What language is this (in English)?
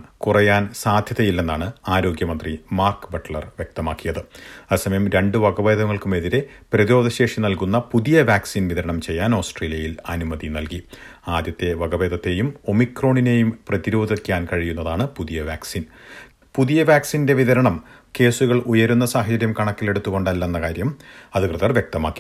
Malayalam